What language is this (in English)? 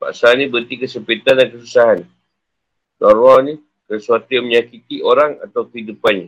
Malay